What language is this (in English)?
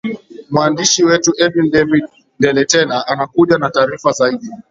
Swahili